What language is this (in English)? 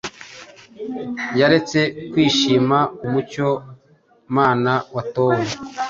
Kinyarwanda